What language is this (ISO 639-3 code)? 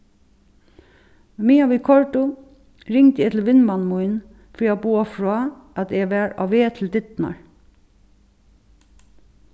fao